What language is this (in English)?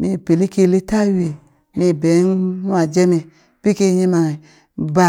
Burak